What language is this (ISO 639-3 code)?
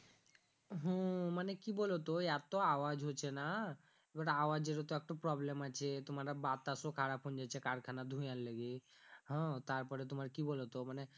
ben